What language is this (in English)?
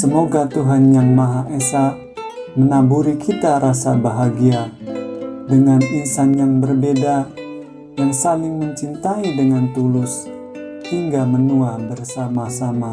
Indonesian